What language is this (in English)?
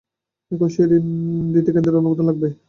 Bangla